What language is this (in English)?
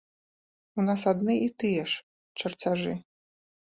Belarusian